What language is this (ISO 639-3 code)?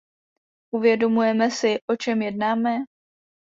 ces